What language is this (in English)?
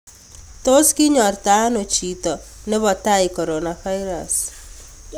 Kalenjin